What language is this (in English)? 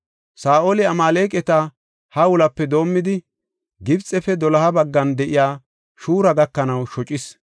Gofa